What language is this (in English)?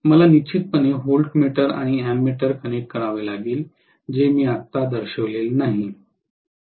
Marathi